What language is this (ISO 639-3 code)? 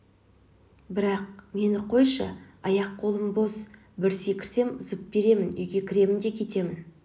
kaz